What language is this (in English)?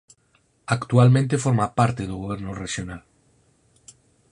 Galician